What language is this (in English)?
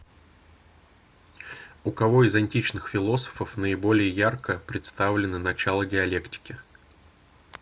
Russian